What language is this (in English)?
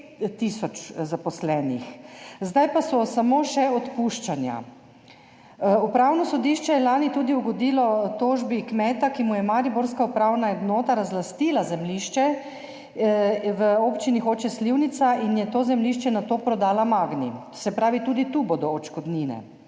Slovenian